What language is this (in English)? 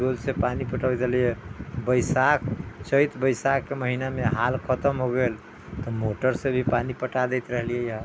Maithili